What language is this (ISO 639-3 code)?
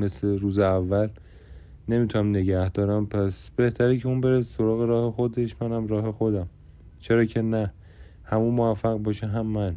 fas